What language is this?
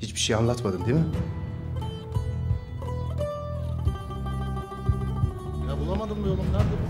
Turkish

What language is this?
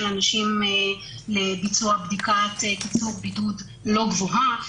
Hebrew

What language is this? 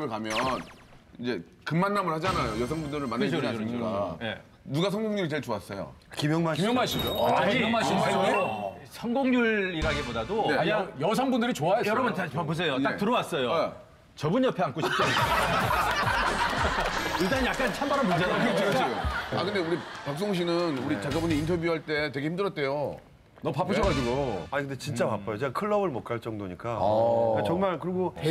Korean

